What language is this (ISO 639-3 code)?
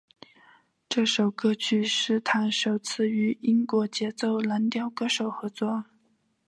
zho